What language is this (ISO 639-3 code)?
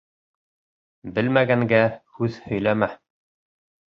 bak